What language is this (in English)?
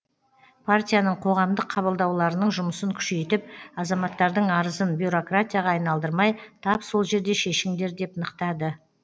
Kazakh